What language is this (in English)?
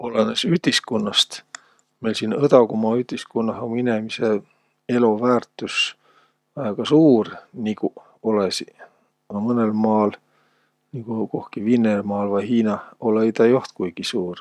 Võro